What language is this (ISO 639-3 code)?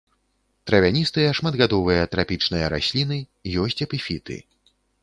bel